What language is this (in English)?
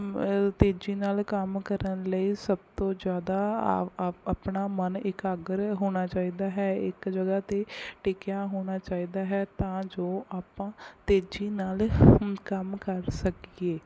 Punjabi